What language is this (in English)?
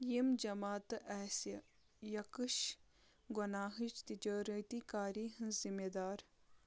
Kashmiri